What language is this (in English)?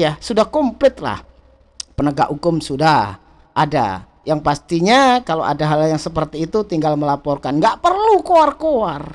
Indonesian